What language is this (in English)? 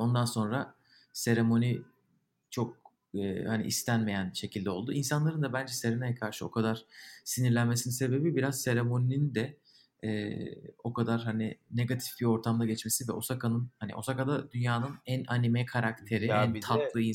Turkish